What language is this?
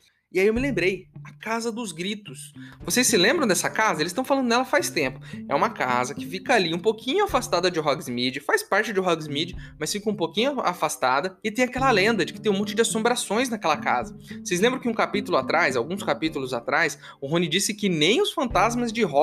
Portuguese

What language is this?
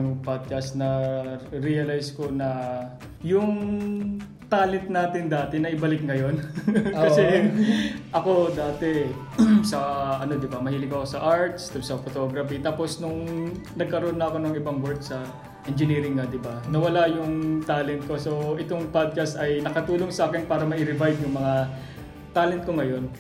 Filipino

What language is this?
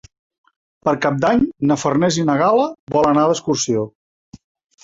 Catalan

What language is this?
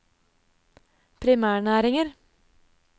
Norwegian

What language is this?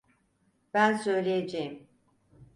Turkish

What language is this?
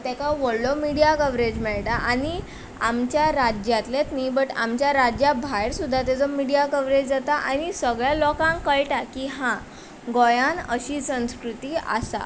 Konkani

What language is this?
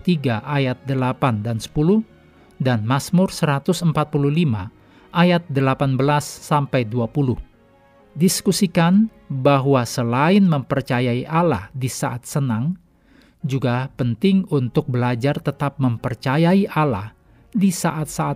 Indonesian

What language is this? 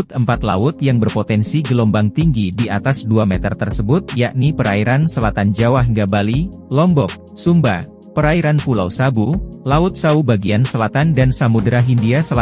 Indonesian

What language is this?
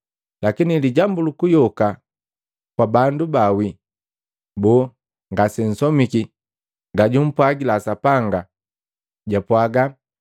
Matengo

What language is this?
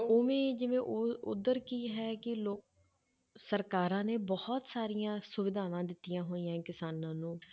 Punjabi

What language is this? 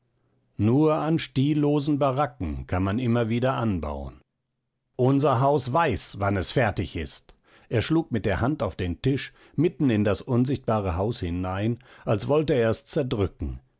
German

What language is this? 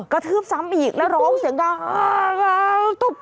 Thai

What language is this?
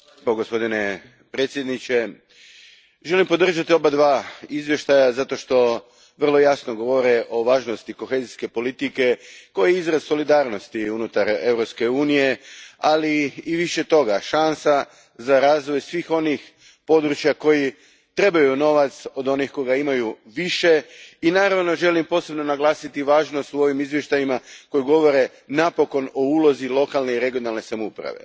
Croatian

